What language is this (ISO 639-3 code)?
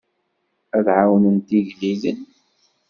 kab